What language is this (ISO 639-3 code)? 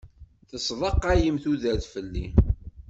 kab